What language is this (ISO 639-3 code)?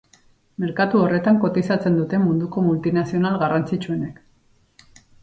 eus